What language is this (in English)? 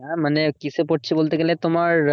Bangla